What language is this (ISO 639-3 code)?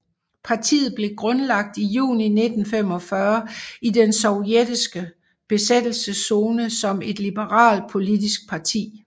dan